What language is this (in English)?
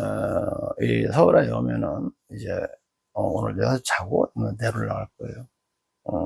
Korean